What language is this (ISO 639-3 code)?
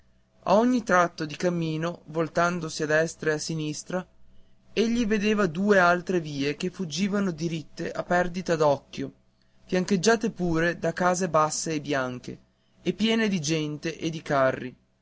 ita